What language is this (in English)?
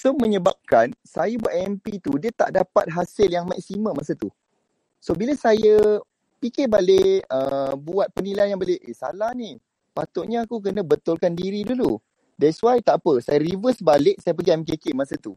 Malay